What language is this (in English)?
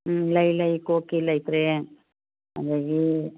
Manipuri